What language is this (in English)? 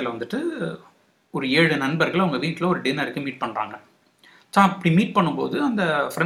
Tamil